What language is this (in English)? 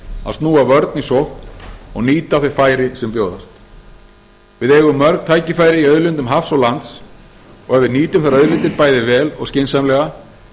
Icelandic